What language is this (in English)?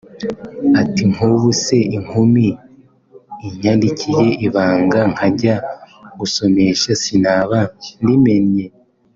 Kinyarwanda